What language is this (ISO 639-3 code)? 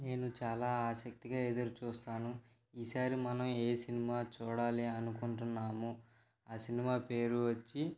tel